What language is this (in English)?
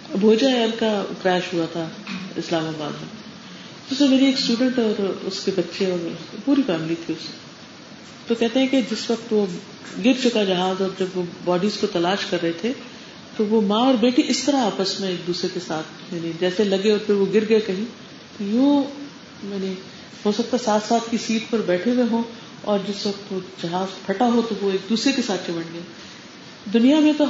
Urdu